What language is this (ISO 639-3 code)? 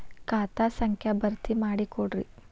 kan